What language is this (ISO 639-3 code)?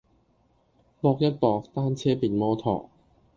yue